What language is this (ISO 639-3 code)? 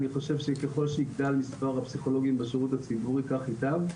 heb